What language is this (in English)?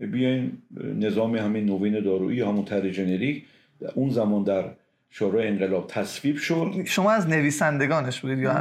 Persian